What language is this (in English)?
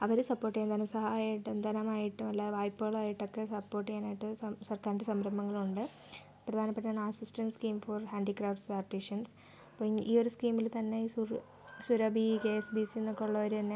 Malayalam